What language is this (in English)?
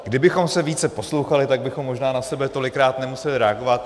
Czech